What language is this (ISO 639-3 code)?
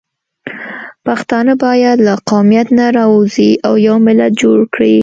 pus